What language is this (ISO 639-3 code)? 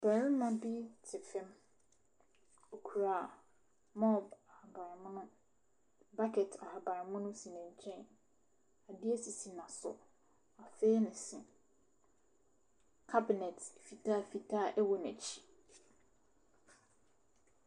aka